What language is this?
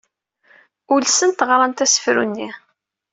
Kabyle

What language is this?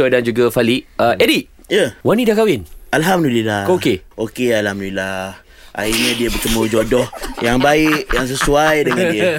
Malay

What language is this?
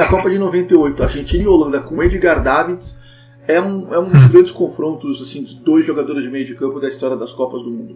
Portuguese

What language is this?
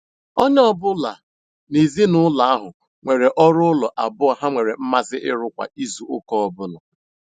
Igbo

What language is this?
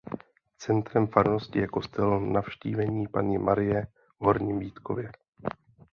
Czech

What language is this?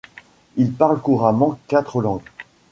French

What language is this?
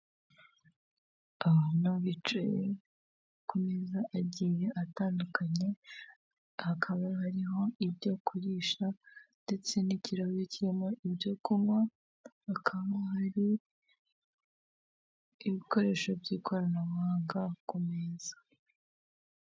Kinyarwanda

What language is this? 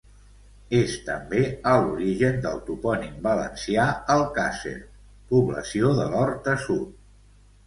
Catalan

